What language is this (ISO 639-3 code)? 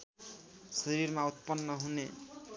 nep